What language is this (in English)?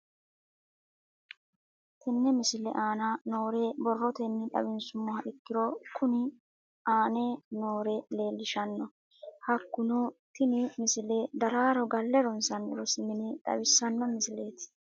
Sidamo